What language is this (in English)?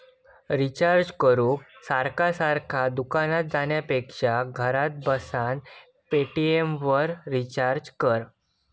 Marathi